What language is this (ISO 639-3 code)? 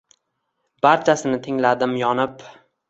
uzb